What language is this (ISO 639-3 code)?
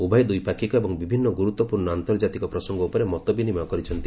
ori